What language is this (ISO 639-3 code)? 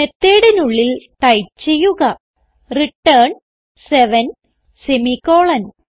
mal